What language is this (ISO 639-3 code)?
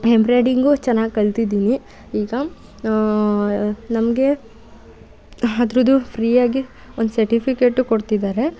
kan